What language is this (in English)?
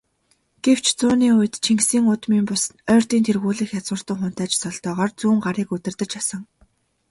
Mongolian